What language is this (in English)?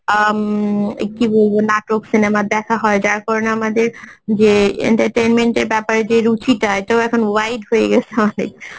Bangla